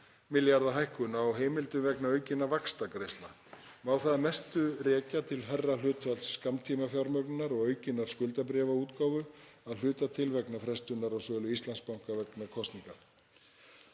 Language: Icelandic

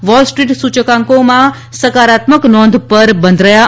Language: Gujarati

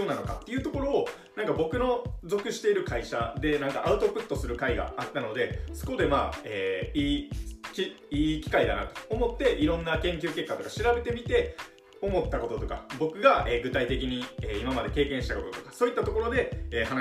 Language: Japanese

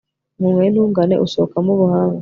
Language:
Kinyarwanda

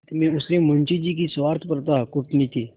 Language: Hindi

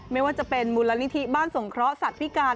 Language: Thai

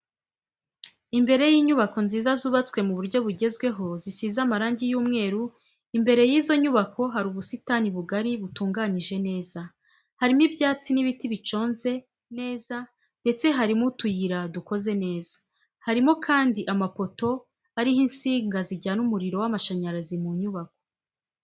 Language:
Kinyarwanda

